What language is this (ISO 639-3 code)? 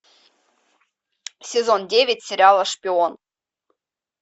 rus